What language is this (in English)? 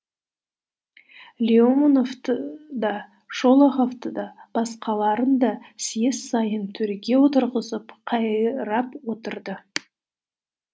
Kazakh